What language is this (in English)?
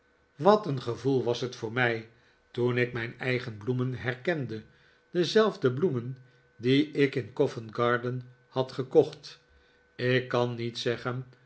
Dutch